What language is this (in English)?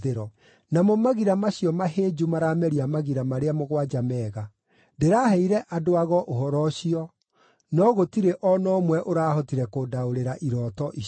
Kikuyu